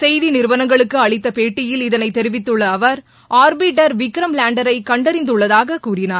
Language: Tamil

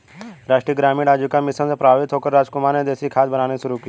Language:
Hindi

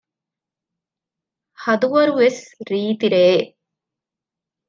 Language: Divehi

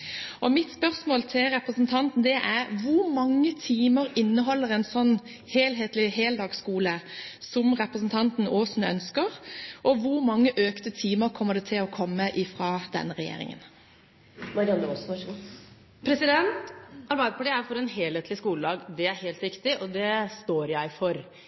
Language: Norwegian Bokmål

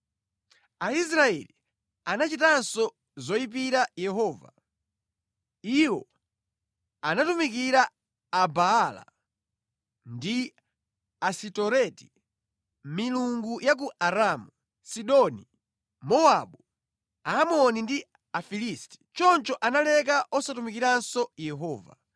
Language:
Nyanja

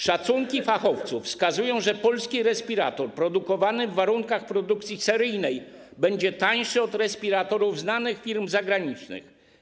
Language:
Polish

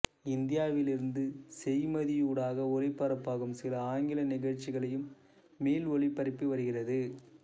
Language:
Tamil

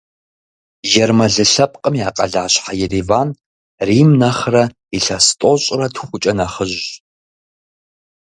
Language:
Kabardian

